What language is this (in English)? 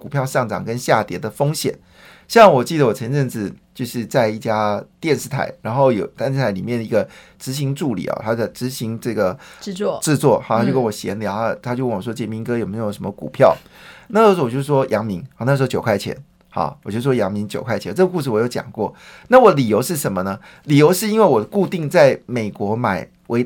Chinese